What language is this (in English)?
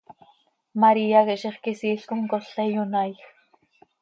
Seri